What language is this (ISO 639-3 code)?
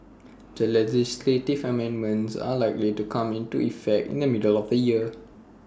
eng